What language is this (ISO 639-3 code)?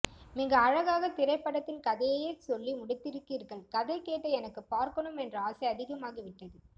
tam